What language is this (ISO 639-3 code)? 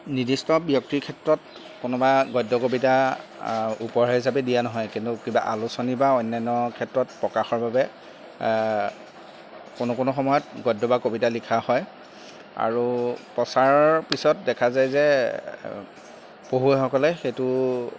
asm